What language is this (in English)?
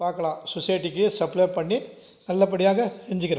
Tamil